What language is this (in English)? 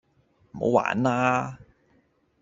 Cantonese